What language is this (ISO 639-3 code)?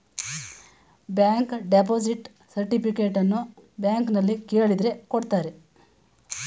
kan